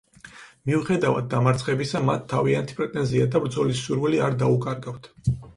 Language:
Georgian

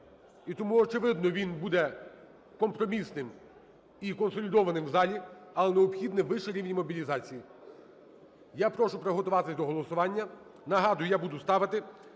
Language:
Ukrainian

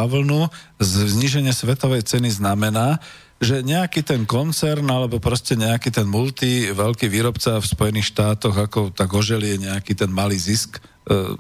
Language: Slovak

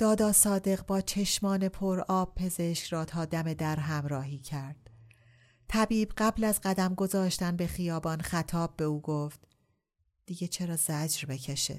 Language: Persian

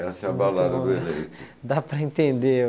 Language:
Portuguese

